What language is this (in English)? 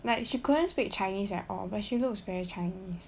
English